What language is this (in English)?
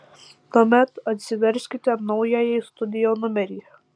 Lithuanian